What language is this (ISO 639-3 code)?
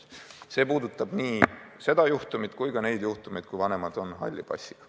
est